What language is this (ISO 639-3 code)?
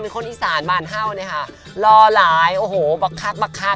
tha